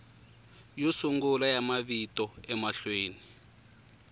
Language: Tsonga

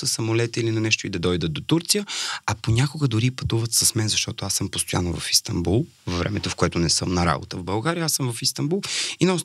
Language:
Bulgarian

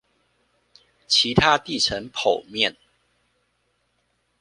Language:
Chinese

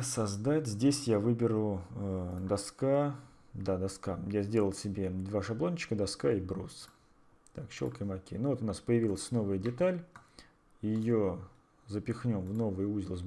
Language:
Russian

